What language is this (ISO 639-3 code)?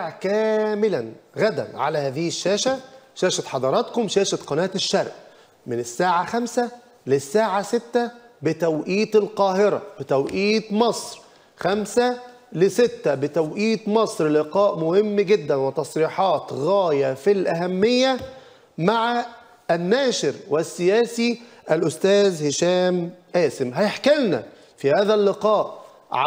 ara